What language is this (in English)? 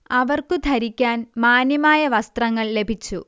Malayalam